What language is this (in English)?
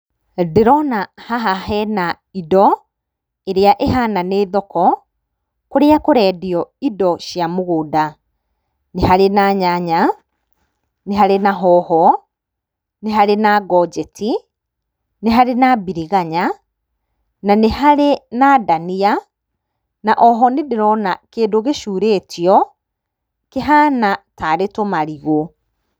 Kikuyu